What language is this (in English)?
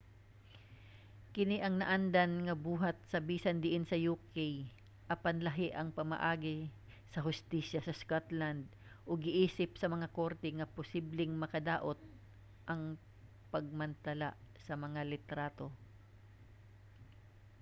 Cebuano